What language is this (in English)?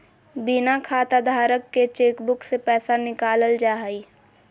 Magahi